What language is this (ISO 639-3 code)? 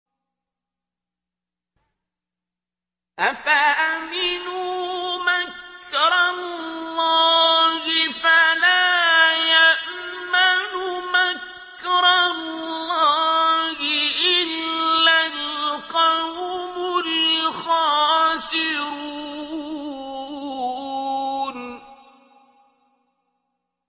ara